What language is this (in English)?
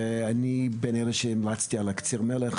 Hebrew